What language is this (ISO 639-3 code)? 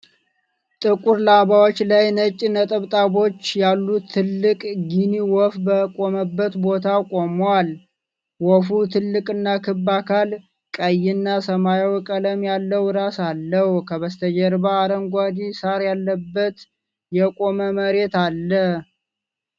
amh